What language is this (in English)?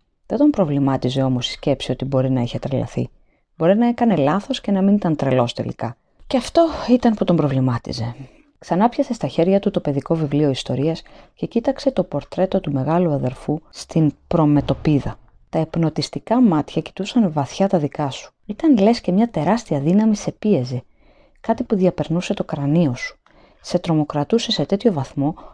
Greek